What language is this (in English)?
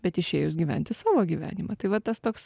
Lithuanian